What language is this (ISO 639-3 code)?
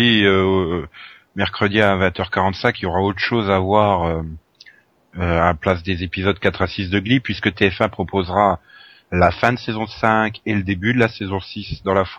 fra